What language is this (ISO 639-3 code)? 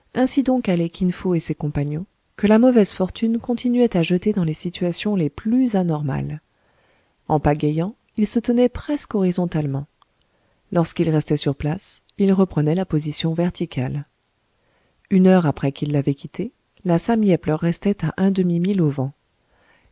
fra